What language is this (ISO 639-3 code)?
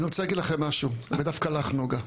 heb